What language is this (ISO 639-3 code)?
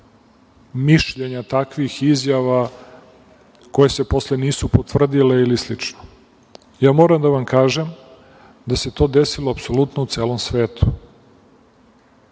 srp